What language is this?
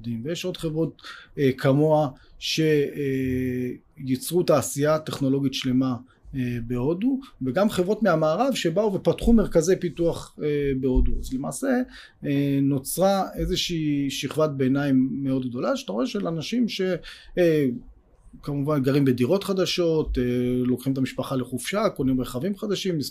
Hebrew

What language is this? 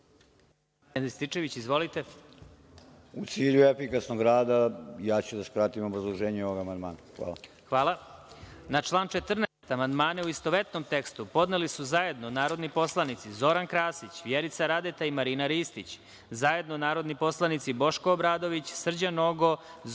Serbian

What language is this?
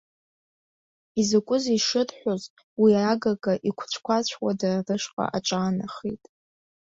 Abkhazian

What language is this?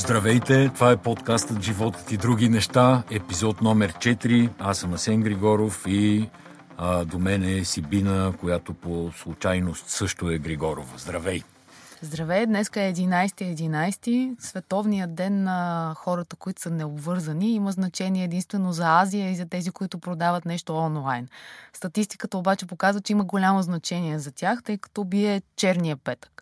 Bulgarian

